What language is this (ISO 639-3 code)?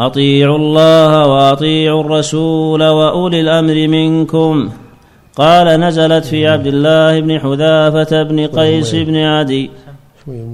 ara